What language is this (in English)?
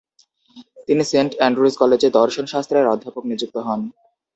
Bangla